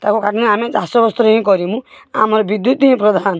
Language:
Odia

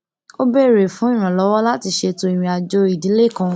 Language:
Yoruba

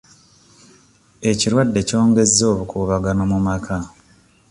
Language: Ganda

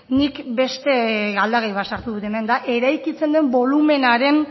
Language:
Basque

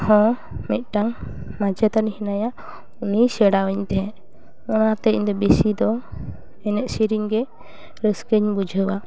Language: Santali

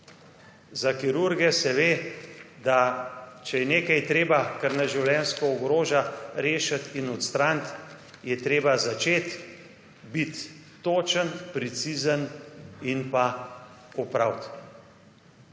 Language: Slovenian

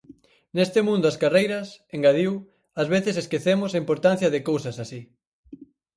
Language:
Galician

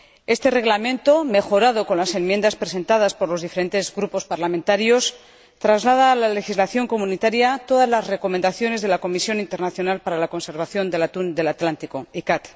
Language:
Spanish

